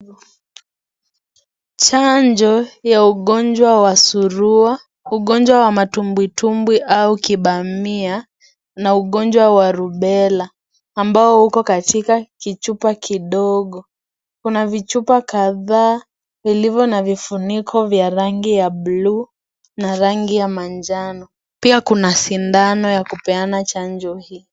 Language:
Swahili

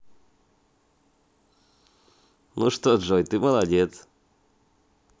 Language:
Russian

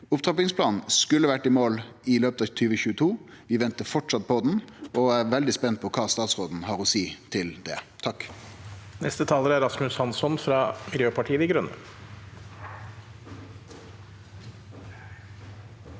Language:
Norwegian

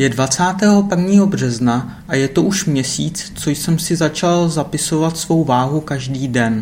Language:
Czech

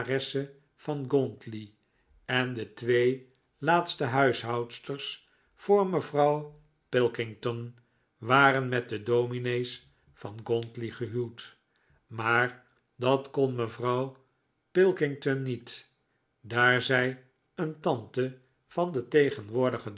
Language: Dutch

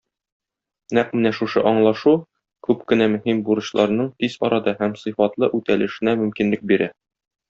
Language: Tatar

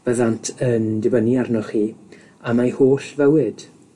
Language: Welsh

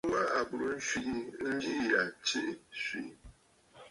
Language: Bafut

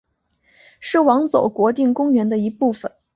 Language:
Chinese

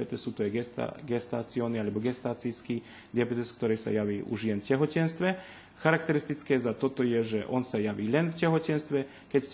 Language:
Slovak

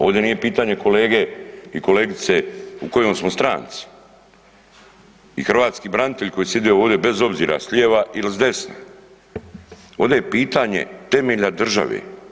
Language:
Croatian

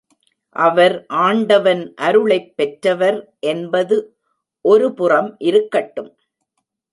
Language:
Tamil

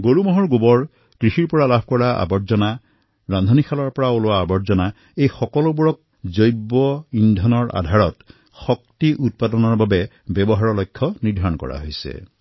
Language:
Assamese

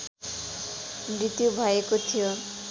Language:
Nepali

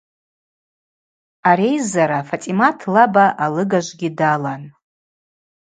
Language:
Abaza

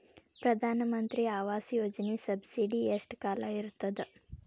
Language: Kannada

